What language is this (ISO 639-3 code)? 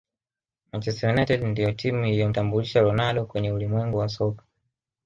swa